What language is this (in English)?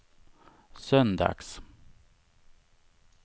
Swedish